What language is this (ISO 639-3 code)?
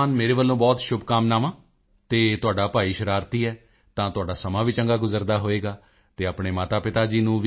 pan